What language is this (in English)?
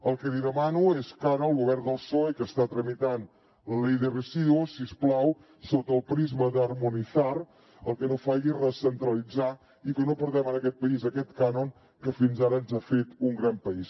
Catalan